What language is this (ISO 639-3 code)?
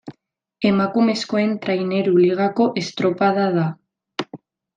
eus